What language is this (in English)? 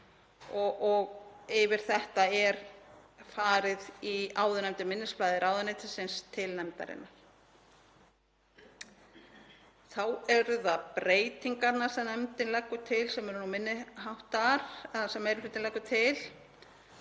Icelandic